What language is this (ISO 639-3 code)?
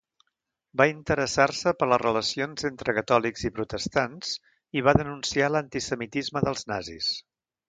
cat